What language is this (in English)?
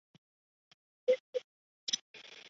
Chinese